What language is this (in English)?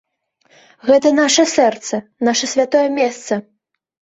Belarusian